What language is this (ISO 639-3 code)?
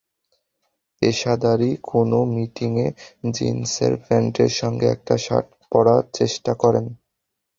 ben